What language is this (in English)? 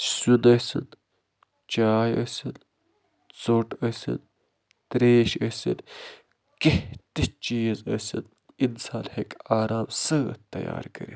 Kashmiri